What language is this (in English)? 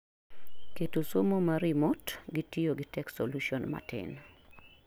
Luo (Kenya and Tanzania)